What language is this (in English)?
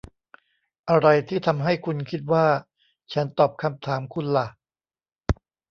Thai